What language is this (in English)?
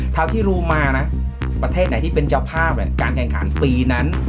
Thai